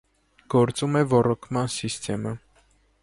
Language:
Armenian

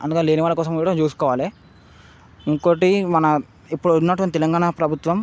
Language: Telugu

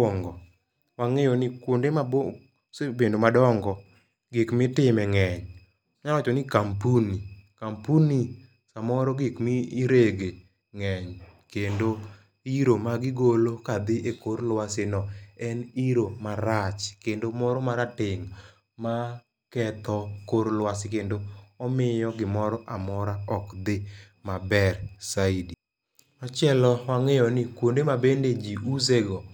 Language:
Luo (Kenya and Tanzania)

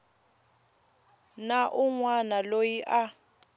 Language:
Tsonga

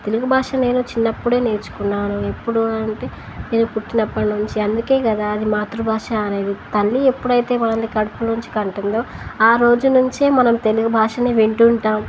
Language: Telugu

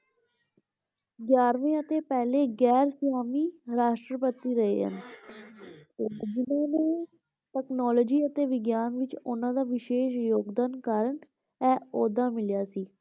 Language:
Punjabi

